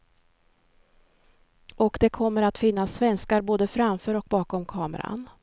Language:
Swedish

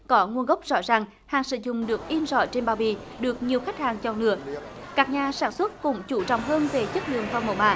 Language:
Vietnamese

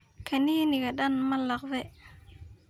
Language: Somali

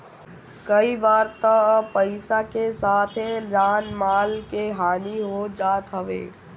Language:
Bhojpuri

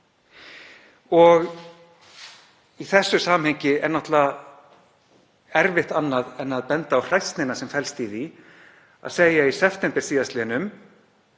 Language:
Icelandic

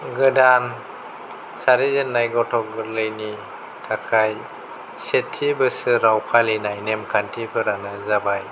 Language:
Bodo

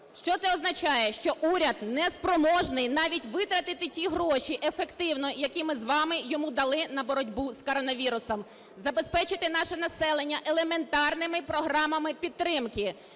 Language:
Ukrainian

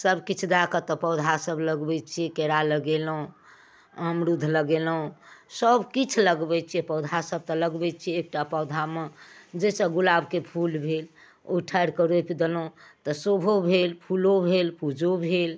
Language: Maithili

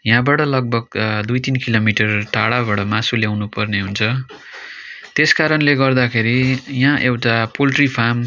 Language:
Nepali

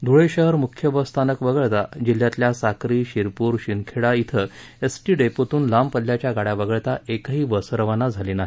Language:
Marathi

